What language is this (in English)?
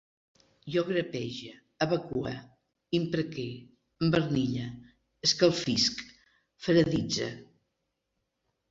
Catalan